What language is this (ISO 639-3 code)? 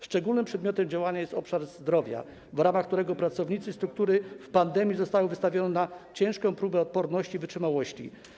pol